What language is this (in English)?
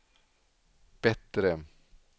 Swedish